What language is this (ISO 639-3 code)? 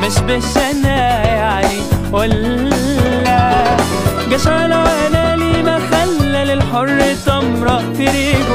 ara